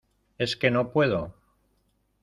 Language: Spanish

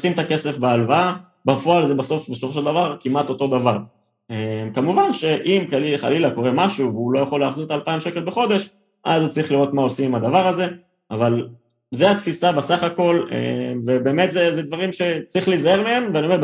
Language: Hebrew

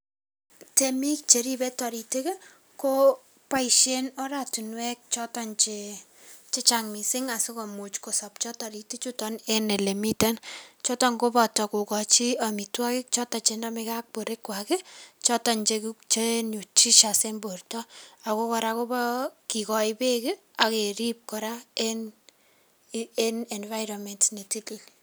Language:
Kalenjin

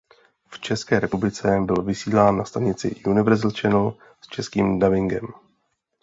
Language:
Czech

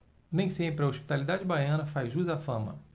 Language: Portuguese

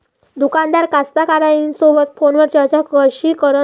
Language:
Marathi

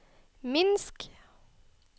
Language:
Norwegian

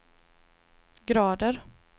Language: Swedish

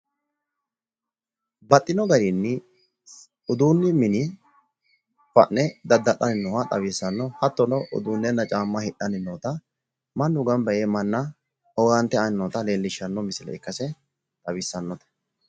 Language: Sidamo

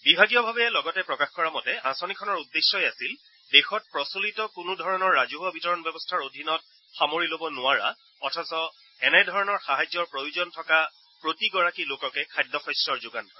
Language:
Assamese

